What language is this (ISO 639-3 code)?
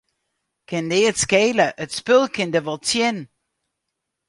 fry